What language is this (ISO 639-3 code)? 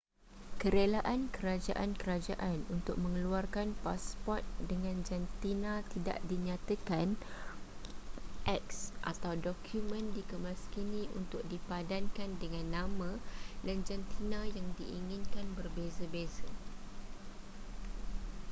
msa